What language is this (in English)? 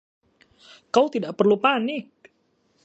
Indonesian